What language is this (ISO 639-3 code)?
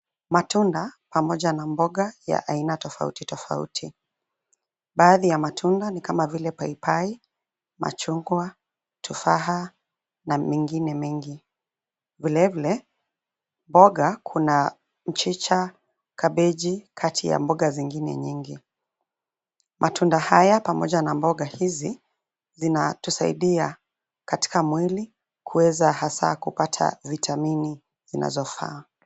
swa